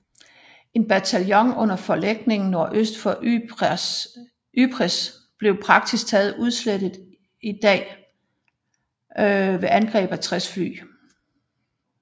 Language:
Danish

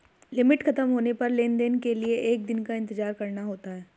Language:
Hindi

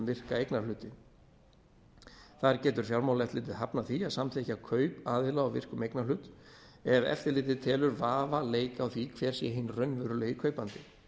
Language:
Icelandic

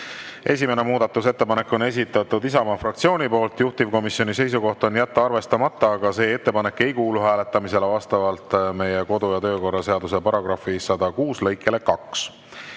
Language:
Estonian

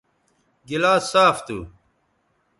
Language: Bateri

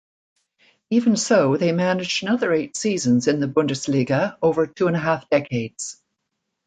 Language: English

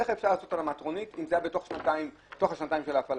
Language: Hebrew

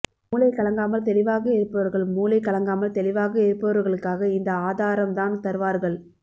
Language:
Tamil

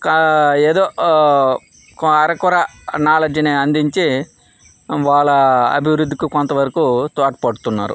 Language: Telugu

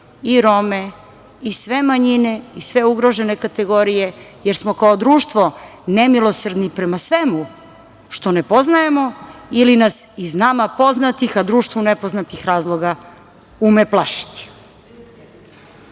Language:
Serbian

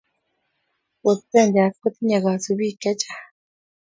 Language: Kalenjin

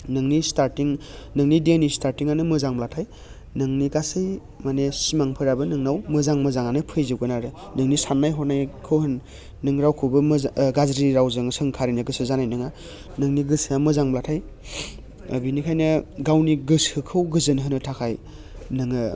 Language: Bodo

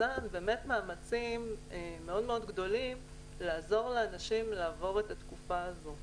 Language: Hebrew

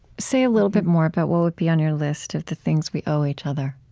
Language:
English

